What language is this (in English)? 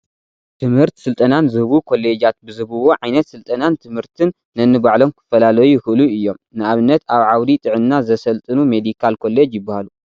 Tigrinya